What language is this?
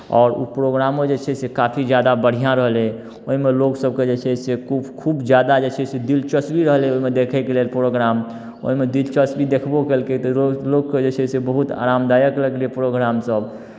Maithili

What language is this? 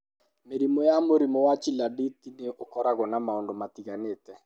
Kikuyu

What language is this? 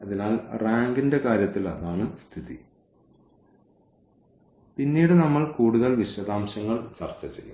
Malayalam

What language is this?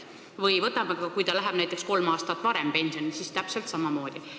Estonian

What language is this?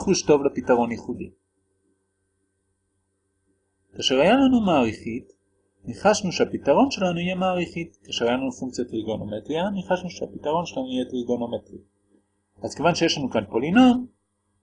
Hebrew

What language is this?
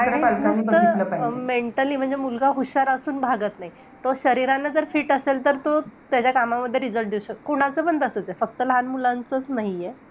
Marathi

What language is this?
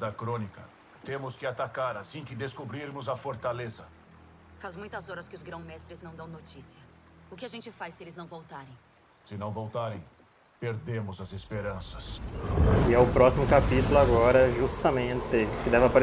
Portuguese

